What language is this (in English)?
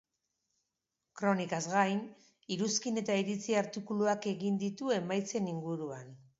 Basque